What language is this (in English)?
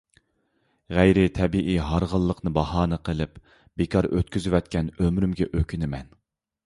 Uyghur